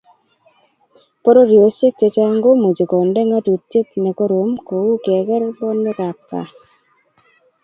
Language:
Kalenjin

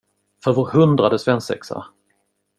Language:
Swedish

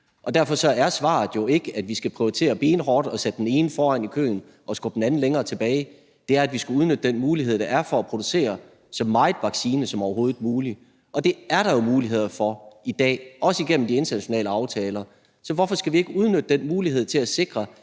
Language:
Danish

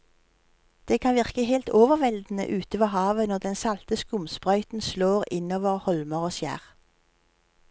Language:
Norwegian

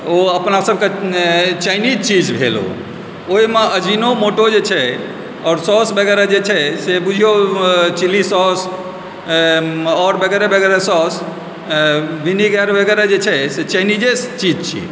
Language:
Maithili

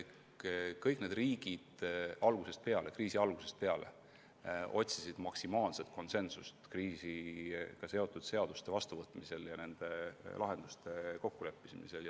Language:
Estonian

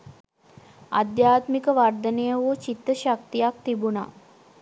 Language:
Sinhala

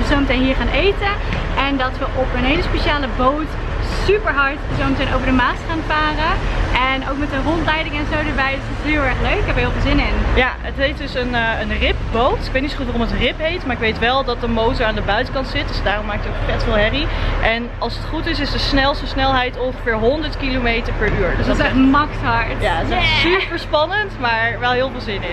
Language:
Dutch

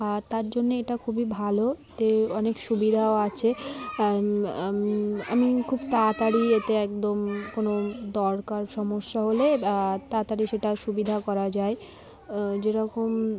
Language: Bangla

